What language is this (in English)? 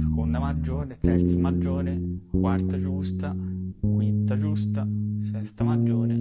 Italian